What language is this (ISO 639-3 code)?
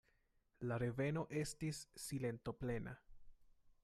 epo